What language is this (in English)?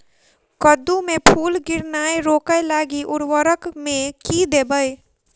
Maithili